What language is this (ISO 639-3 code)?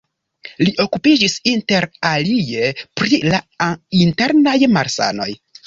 epo